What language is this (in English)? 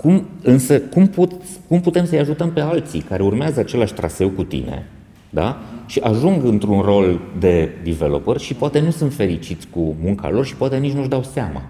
Romanian